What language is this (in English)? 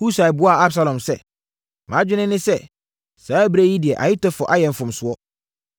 Akan